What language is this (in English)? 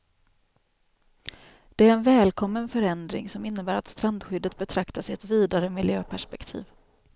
Swedish